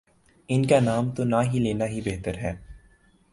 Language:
Urdu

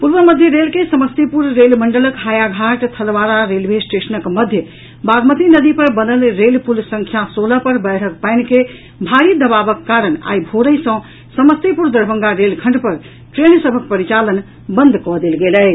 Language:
Maithili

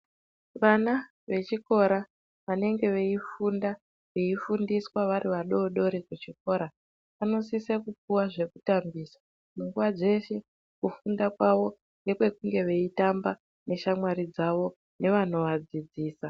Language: Ndau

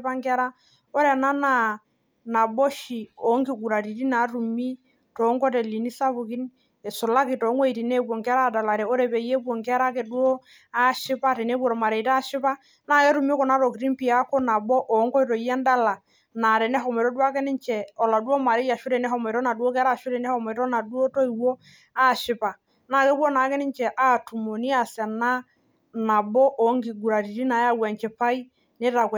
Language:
Masai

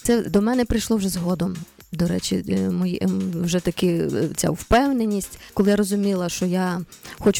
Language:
Ukrainian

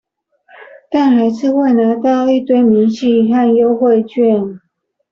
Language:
Chinese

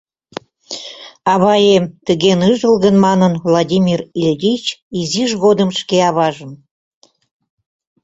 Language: Mari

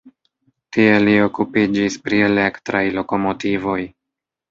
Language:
Esperanto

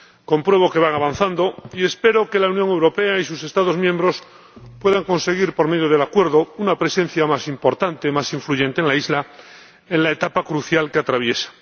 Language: Spanish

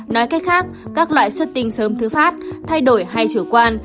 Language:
Vietnamese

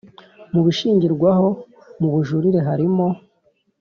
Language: Kinyarwanda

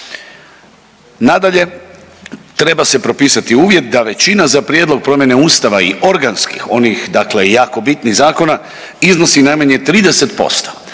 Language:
Croatian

